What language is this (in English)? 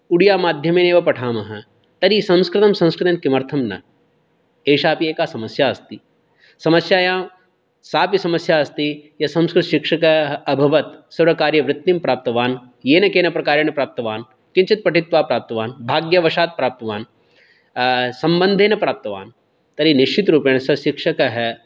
Sanskrit